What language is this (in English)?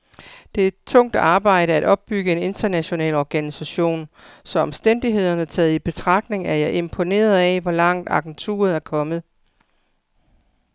Danish